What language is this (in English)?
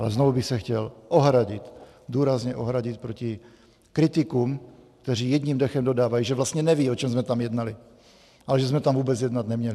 Czech